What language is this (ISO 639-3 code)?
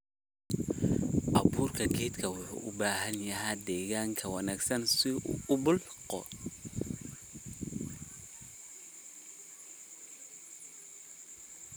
som